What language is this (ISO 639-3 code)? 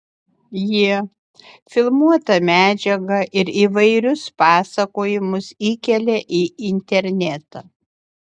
lit